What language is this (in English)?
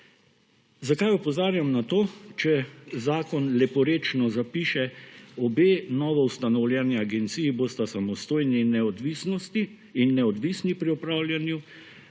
Slovenian